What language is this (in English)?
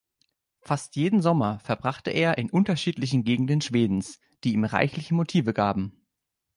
German